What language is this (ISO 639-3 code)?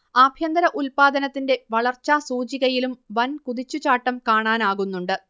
mal